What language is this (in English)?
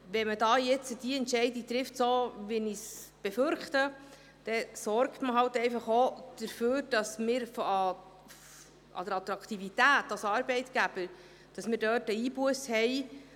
Swiss German